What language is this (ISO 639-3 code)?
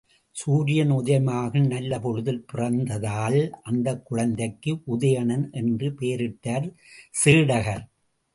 tam